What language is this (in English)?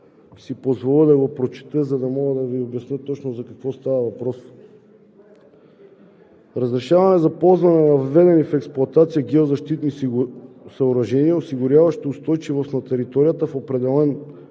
Bulgarian